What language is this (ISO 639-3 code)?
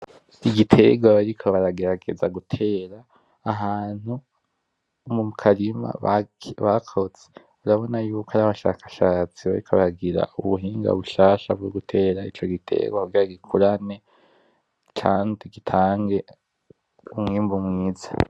run